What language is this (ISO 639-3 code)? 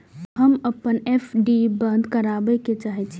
mai